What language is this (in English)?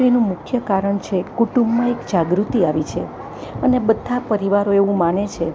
Gujarati